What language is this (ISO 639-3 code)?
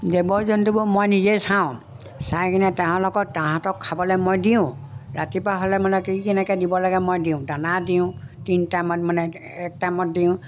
asm